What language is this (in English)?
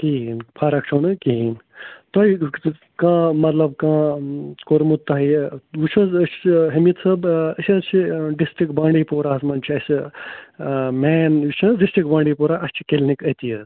Kashmiri